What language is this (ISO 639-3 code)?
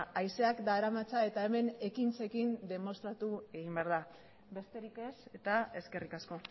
eus